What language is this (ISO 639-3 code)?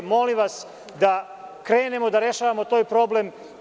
srp